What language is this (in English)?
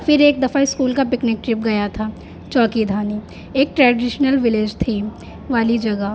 Urdu